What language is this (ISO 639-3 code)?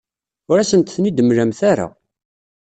kab